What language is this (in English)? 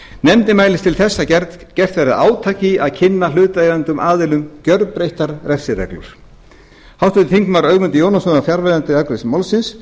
Icelandic